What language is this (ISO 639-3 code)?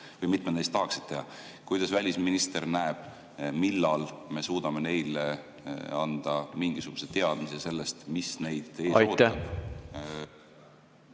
est